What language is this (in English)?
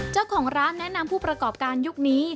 Thai